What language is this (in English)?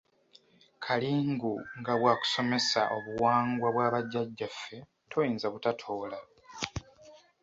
Ganda